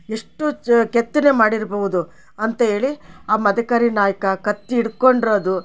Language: Kannada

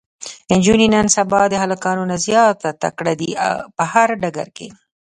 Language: Pashto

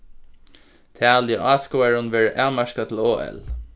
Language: Faroese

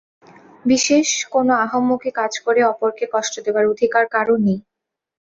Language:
Bangla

